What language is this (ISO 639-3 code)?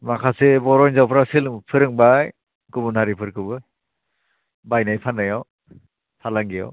brx